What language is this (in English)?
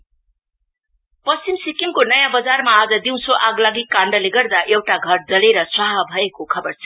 Nepali